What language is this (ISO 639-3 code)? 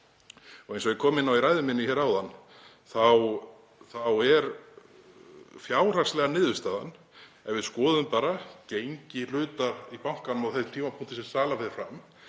isl